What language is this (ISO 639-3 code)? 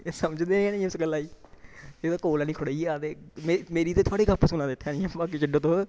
doi